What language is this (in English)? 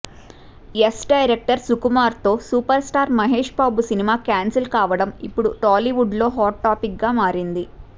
Telugu